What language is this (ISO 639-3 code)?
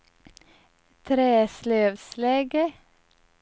swe